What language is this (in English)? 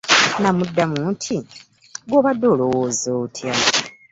Ganda